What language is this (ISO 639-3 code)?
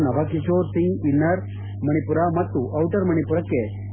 kan